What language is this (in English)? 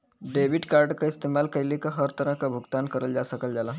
Bhojpuri